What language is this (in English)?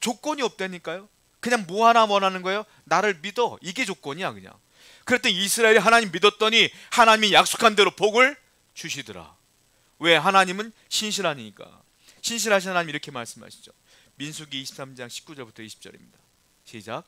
Korean